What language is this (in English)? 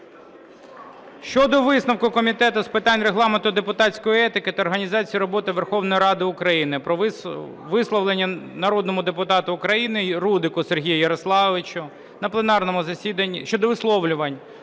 Ukrainian